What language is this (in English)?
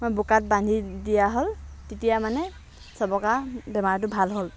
Assamese